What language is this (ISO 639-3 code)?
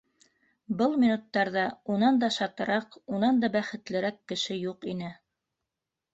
bak